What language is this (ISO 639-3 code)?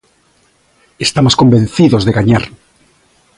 glg